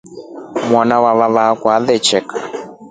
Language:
Rombo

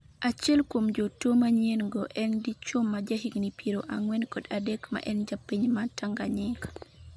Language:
Luo (Kenya and Tanzania)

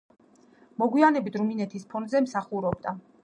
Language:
Georgian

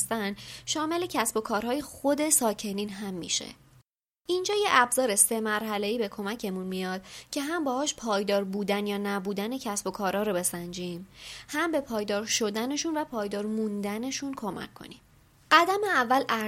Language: Persian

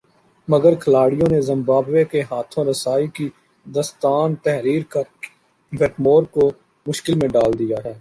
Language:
Urdu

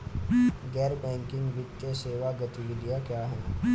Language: Hindi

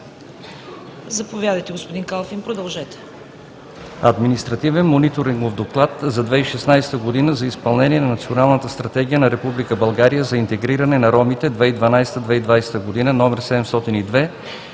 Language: Bulgarian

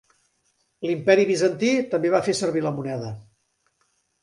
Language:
Catalan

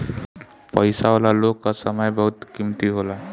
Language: Bhojpuri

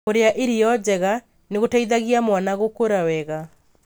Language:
Kikuyu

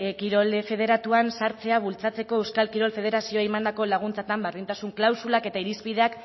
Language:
Basque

